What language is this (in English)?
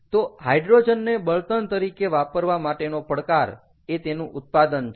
Gujarati